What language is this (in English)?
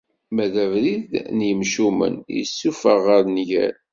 Kabyle